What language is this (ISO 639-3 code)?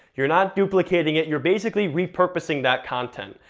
eng